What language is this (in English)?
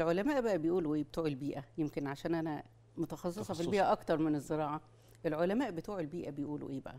Arabic